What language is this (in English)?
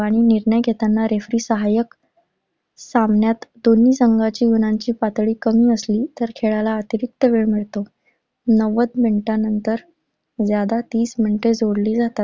Marathi